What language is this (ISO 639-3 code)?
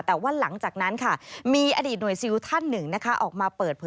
tha